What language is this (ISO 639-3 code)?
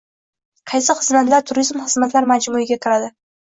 uzb